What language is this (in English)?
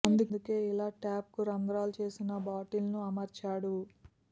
Telugu